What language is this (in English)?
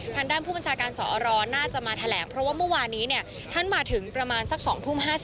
Thai